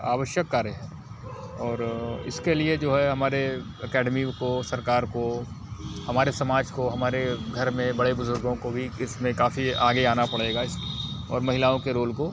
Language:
Hindi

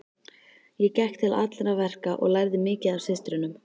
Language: Icelandic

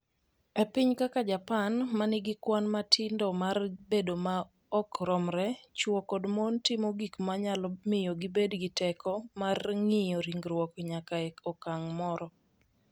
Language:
Luo (Kenya and Tanzania)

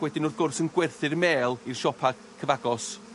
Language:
Welsh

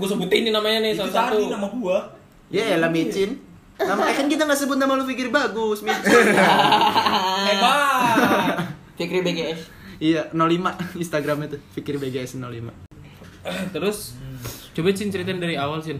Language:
Indonesian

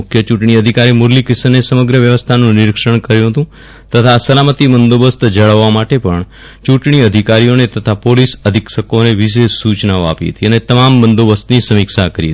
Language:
Gujarati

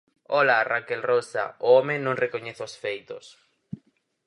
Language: Galician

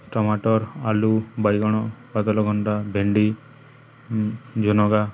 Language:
Odia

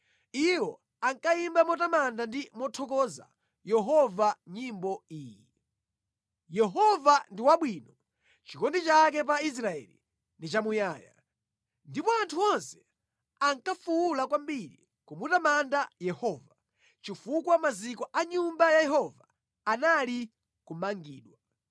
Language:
Nyanja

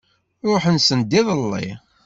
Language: Kabyle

